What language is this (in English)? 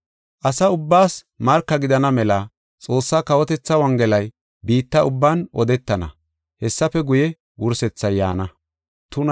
Gofa